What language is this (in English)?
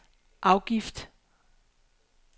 Danish